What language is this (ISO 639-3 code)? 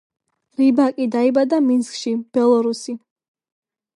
kat